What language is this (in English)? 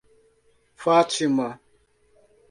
Portuguese